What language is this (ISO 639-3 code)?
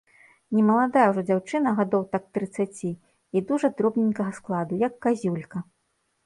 bel